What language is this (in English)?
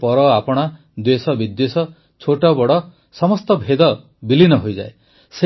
Odia